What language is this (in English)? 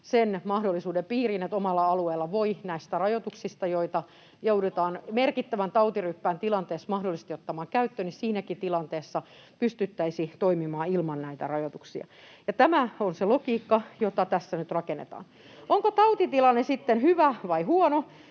Finnish